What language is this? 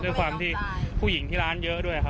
Thai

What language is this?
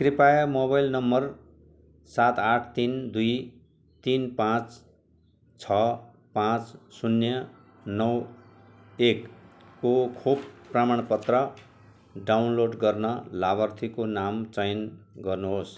Nepali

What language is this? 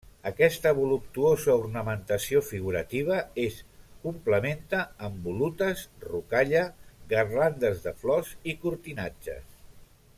Catalan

